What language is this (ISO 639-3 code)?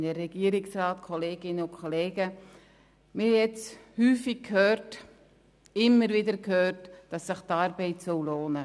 gsw